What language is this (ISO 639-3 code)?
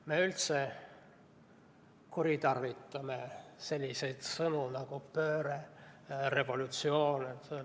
est